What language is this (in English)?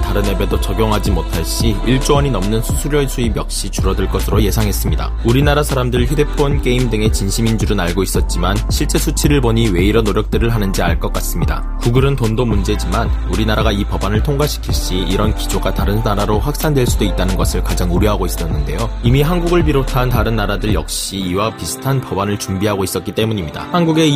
Korean